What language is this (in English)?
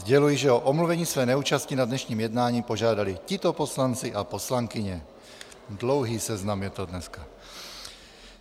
Czech